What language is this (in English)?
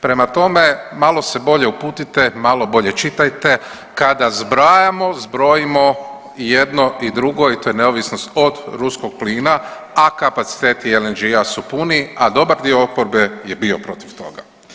Croatian